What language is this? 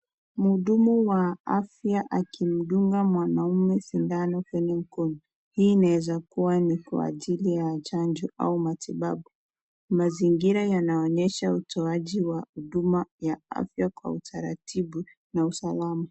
Swahili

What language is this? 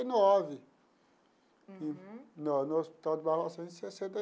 Portuguese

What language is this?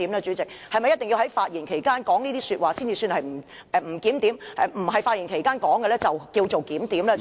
Cantonese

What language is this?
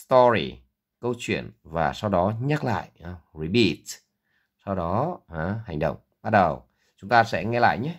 Vietnamese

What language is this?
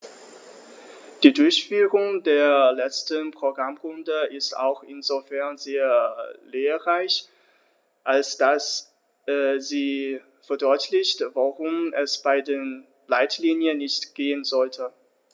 German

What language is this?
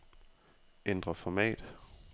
Danish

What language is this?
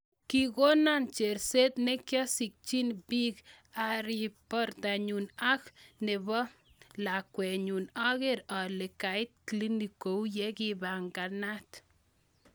Kalenjin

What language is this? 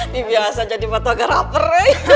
Indonesian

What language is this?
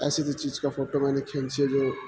Urdu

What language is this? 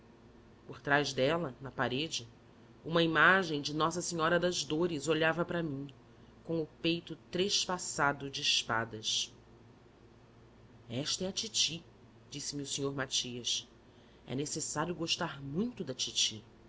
Portuguese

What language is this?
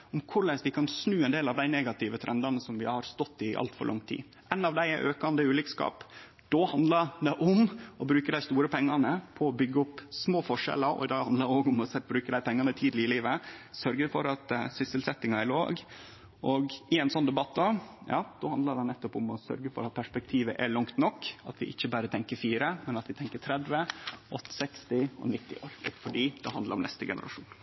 Norwegian Nynorsk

